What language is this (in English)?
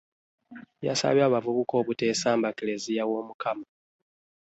Ganda